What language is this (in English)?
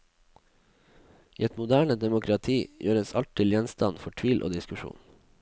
Norwegian